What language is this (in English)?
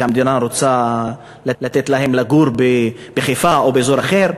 Hebrew